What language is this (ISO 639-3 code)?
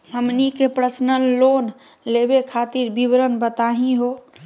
mag